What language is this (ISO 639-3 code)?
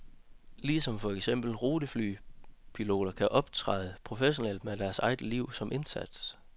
dan